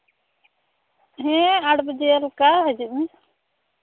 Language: Santali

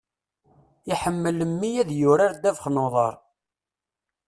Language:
Kabyle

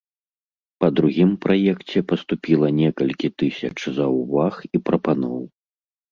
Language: Belarusian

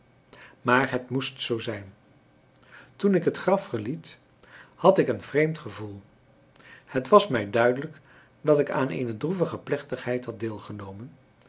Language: Dutch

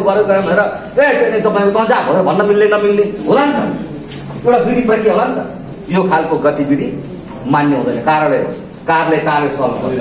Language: Indonesian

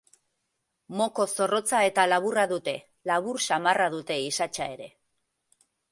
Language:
Basque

